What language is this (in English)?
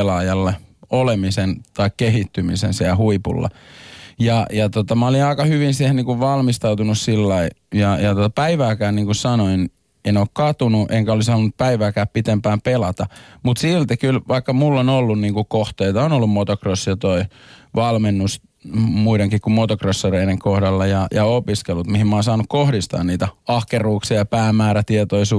Finnish